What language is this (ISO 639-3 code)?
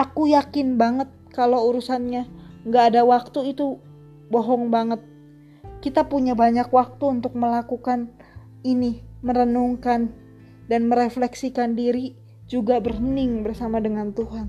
ind